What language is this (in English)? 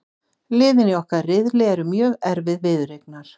Icelandic